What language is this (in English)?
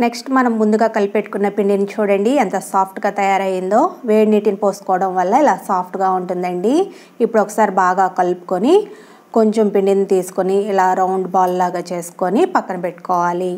Telugu